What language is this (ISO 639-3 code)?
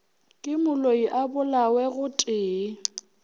nso